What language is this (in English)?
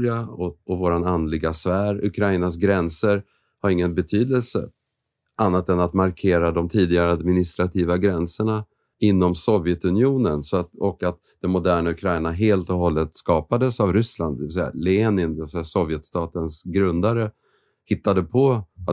Swedish